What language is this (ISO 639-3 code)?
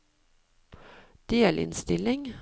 nor